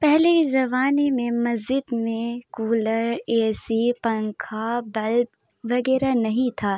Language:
Urdu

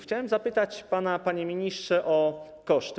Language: Polish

